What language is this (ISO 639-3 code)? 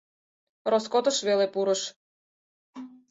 chm